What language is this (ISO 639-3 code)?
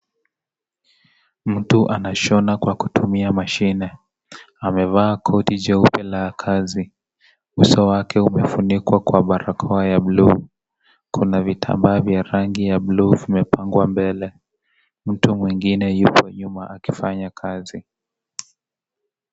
swa